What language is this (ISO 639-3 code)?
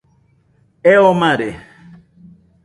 hux